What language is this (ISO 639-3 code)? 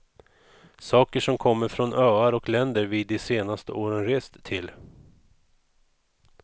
swe